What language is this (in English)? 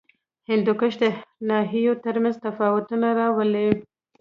Pashto